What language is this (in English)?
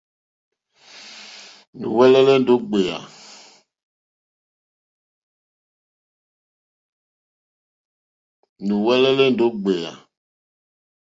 Mokpwe